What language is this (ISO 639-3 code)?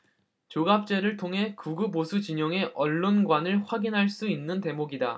kor